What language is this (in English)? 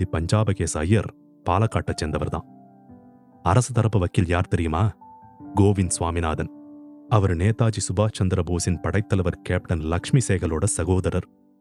Tamil